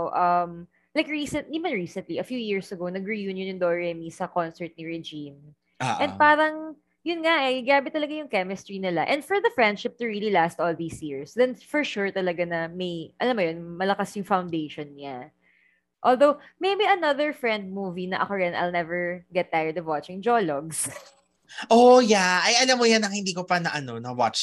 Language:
Filipino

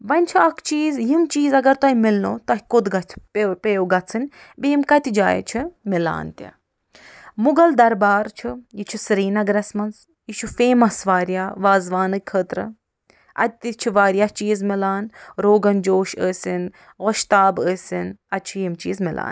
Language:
Kashmiri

